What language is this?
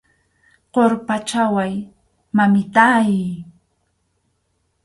Arequipa-La Unión Quechua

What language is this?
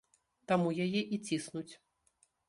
Belarusian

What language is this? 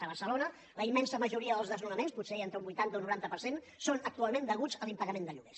Catalan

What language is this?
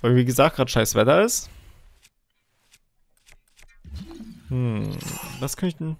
German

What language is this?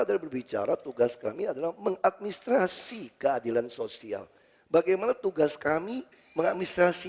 Indonesian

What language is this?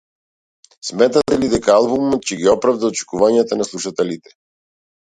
Macedonian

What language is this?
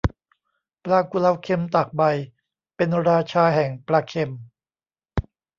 Thai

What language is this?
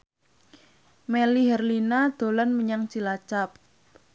Javanese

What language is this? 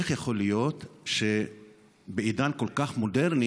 Hebrew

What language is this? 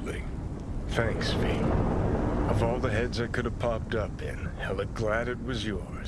English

